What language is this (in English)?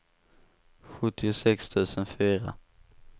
Swedish